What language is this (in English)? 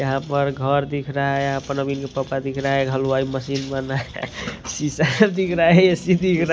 Hindi